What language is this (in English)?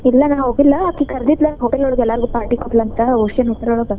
Kannada